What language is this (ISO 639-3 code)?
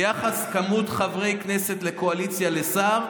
heb